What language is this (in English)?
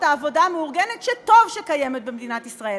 Hebrew